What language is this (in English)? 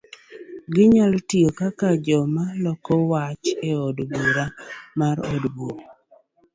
Luo (Kenya and Tanzania)